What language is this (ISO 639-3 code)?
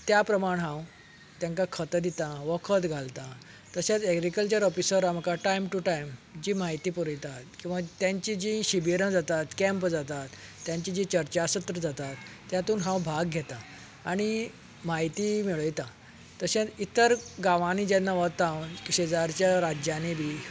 kok